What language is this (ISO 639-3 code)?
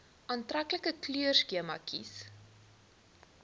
afr